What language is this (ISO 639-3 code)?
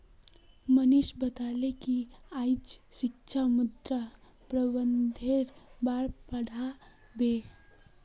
mag